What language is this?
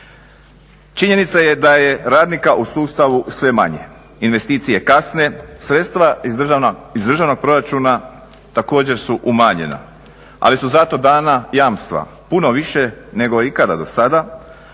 Croatian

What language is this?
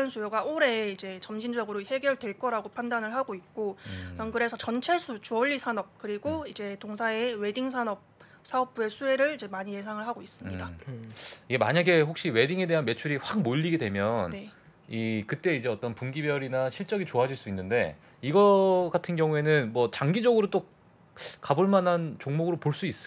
Korean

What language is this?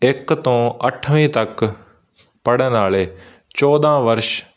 Punjabi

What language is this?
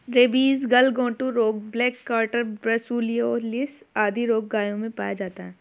Hindi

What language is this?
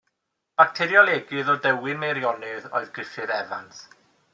Welsh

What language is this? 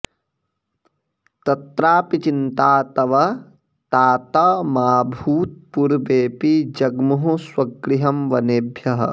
Sanskrit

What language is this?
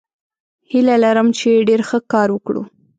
Pashto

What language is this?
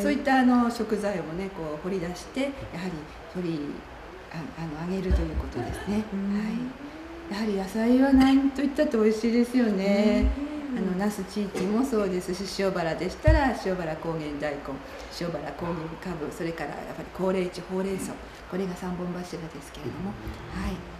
Japanese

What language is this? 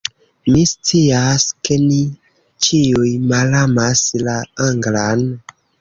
Esperanto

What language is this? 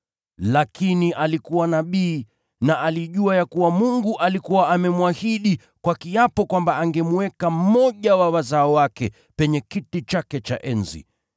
Swahili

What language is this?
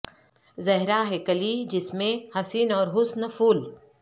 Urdu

